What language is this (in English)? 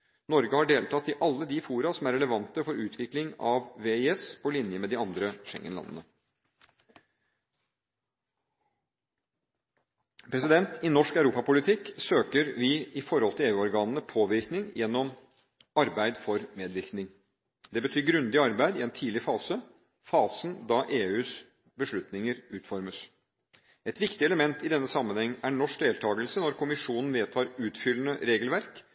Norwegian Bokmål